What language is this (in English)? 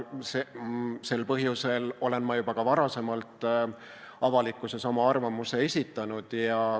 Estonian